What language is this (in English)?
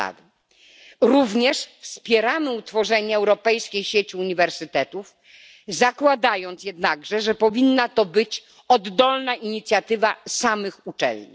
Polish